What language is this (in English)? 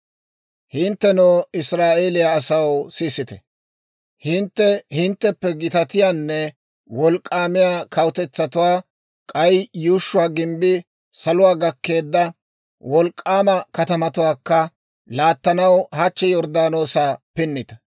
Dawro